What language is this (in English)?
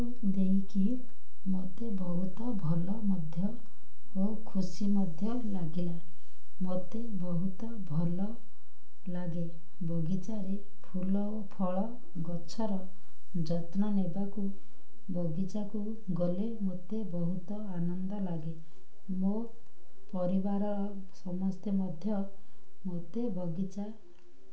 Odia